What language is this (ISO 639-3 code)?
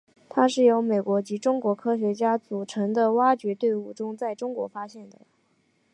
zho